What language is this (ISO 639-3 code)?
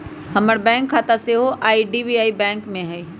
mag